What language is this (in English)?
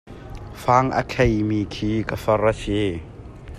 Hakha Chin